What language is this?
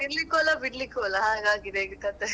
Kannada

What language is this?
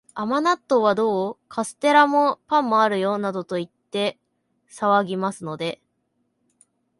Japanese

